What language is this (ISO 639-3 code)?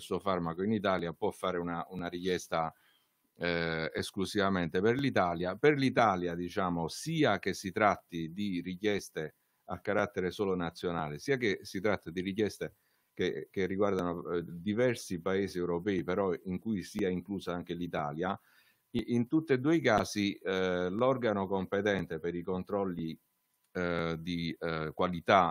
ita